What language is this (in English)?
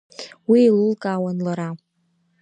Abkhazian